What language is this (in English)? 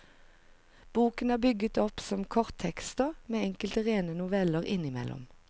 Norwegian